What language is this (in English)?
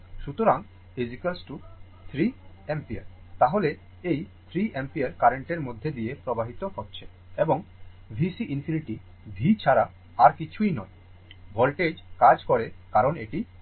Bangla